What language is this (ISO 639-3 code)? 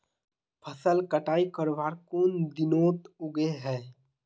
mag